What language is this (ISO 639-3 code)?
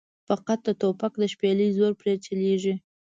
pus